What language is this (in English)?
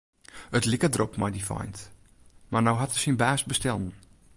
Western Frisian